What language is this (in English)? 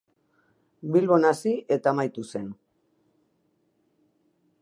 Basque